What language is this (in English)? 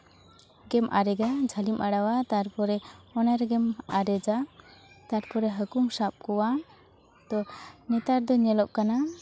Santali